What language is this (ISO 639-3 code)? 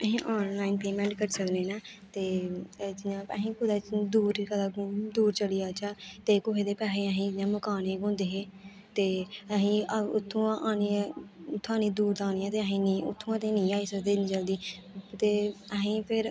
doi